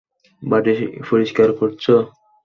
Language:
Bangla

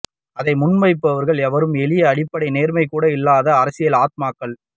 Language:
Tamil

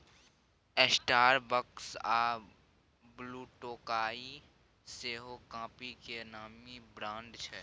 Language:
Maithili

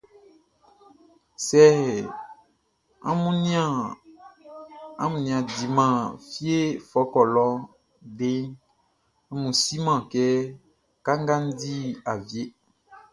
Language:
Baoulé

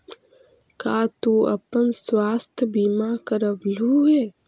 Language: Magahi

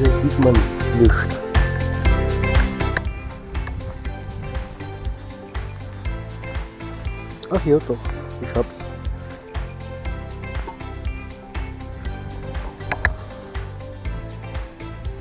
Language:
German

